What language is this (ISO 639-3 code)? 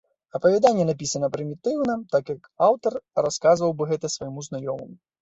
bel